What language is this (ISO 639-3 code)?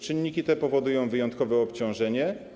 pol